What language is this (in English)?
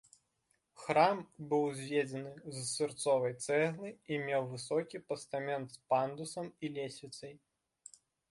Belarusian